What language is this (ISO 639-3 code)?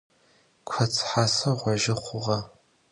ady